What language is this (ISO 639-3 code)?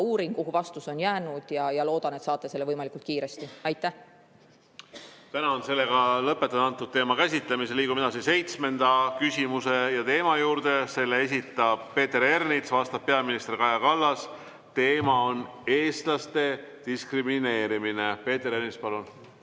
est